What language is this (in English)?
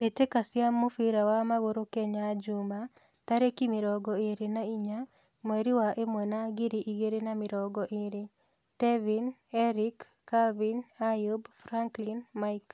Kikuyu